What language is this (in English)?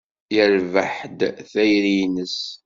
Kabyle